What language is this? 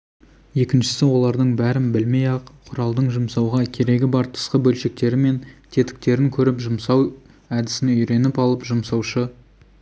Kazakh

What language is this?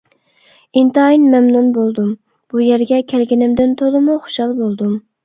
Uyghur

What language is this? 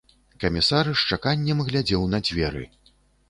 Belarusian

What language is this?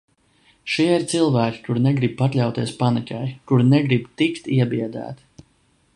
Latvian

